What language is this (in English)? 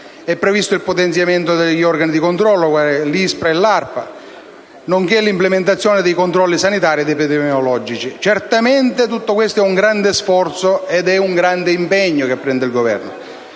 Italian